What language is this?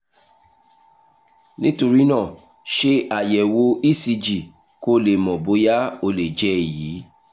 Yoruba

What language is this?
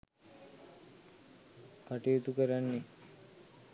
Sinhala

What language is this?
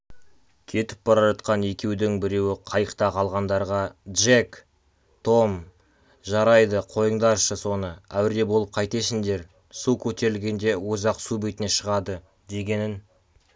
Kazakh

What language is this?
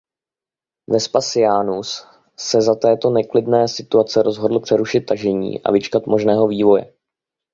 Czech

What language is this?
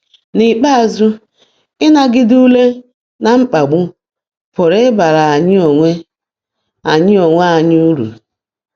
Igbo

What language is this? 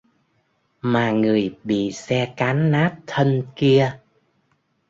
Vietnamese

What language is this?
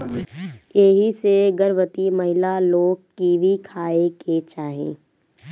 Bhojpuri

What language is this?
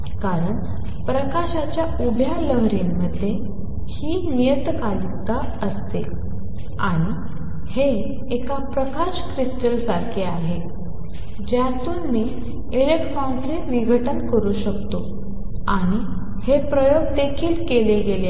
Marathi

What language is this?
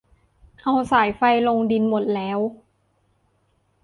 Thai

